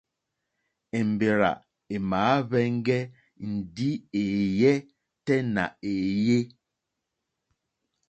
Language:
Mokpwe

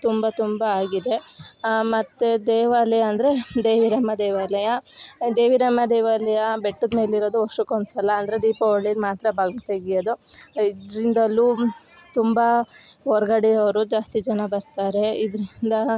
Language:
Kannada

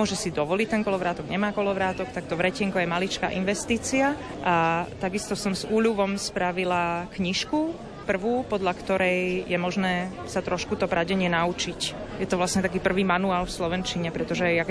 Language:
Slovak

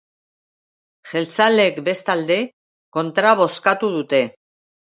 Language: Basque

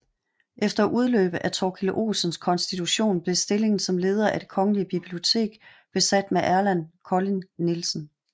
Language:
Danish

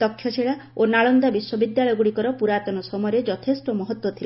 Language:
Odia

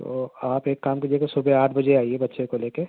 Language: Urdu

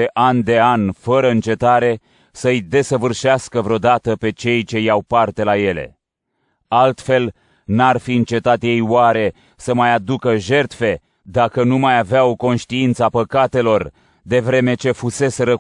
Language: Romanian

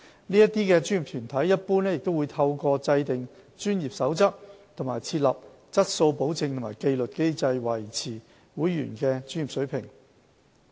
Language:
Cantonese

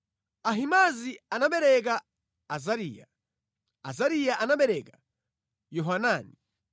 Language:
Nyanja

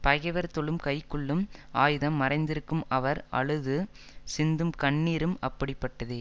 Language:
Tamil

